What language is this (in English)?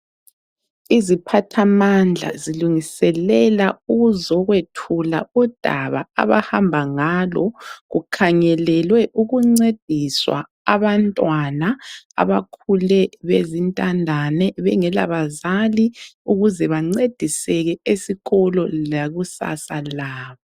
North Ndebele